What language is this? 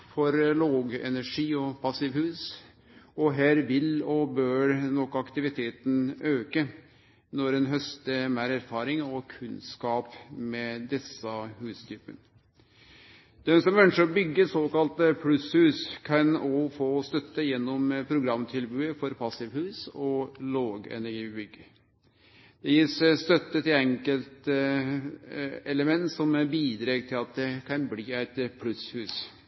Norwegian Nynorsk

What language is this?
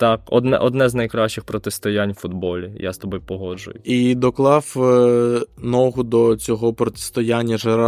Ukrainian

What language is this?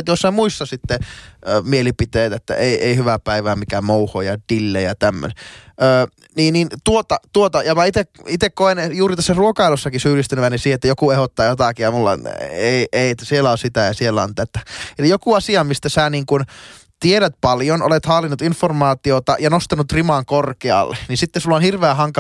Finnish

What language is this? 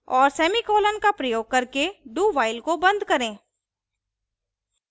Hindi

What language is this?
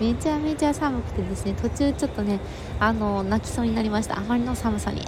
Japanese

